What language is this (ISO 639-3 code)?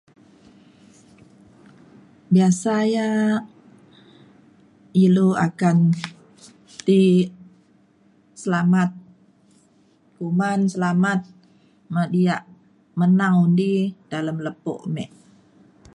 xkl